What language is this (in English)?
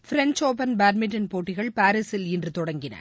Tamil